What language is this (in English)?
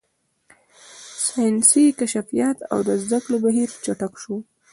Pashto